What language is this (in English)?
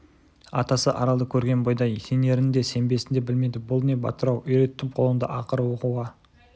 Kazakh